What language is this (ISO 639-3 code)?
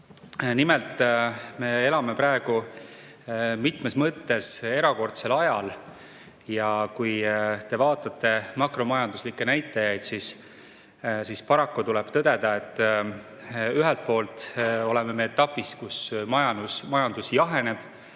est